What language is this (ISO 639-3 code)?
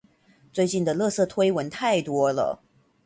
zho